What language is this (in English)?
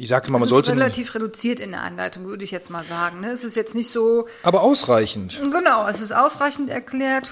German